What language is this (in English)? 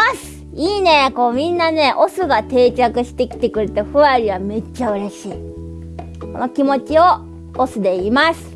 Japanese